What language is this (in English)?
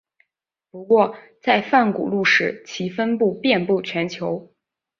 Chinese